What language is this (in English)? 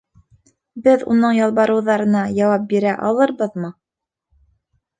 Bashkir